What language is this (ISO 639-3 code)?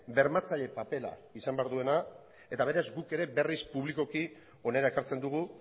eus